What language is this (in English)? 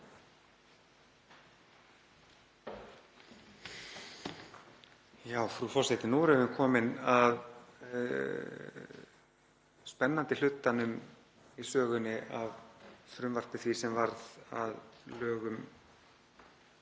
Icelandic